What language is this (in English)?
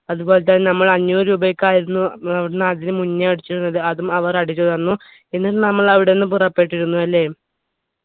Malayalam